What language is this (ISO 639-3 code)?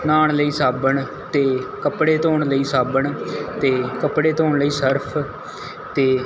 pan